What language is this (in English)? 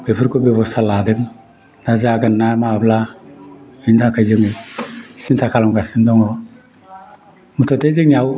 Bodo